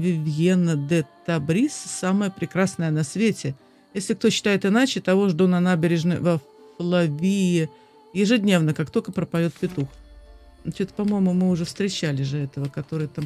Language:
Russian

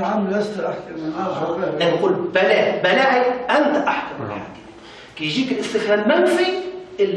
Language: Arabic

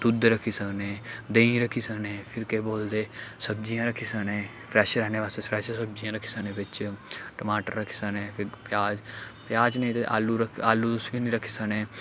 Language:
Dogri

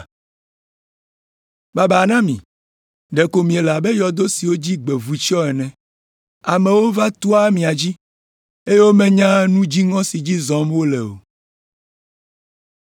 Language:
Ewe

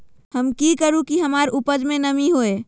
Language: Magahi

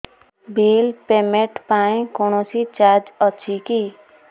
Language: Odia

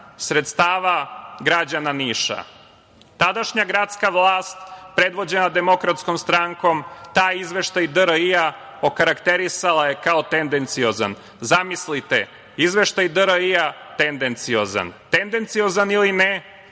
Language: Serbian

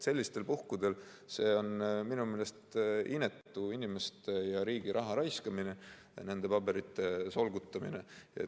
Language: Estonian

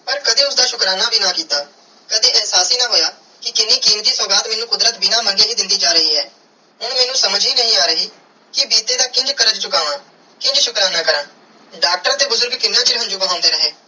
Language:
Punjabi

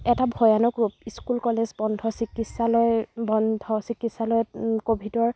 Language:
Assamese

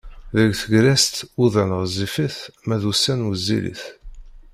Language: Kabyle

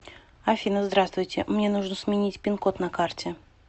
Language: Russian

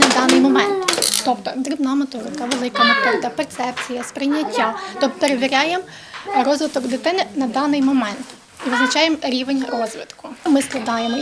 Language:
Ukrainian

